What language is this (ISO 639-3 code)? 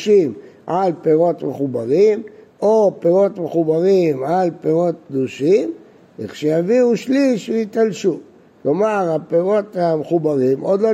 heb